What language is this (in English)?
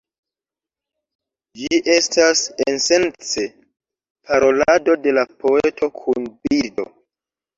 Esperanto